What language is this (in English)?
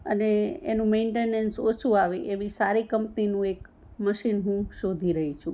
Gujarati